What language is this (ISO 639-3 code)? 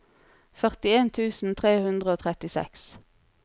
nor